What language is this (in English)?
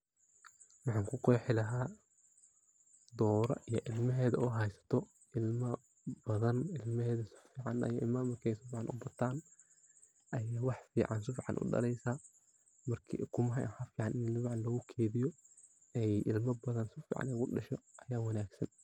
Somali